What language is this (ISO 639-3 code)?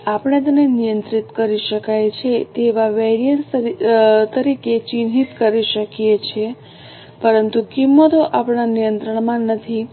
guj